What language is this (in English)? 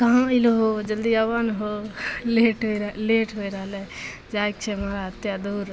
Maithili